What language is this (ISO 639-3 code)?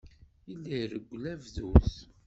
kab